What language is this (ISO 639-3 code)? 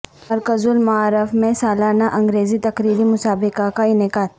urd